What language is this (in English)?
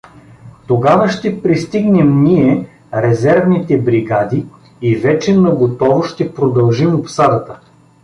Bulgarian